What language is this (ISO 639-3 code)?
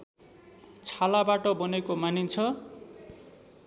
nep